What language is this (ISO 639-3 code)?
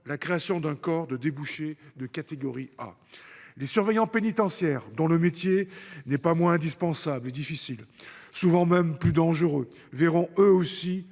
fra